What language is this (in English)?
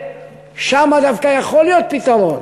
Hebrew